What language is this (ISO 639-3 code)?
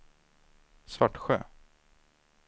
swe